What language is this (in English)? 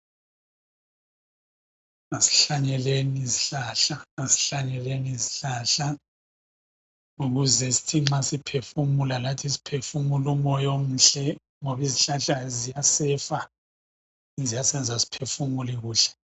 North Ndebele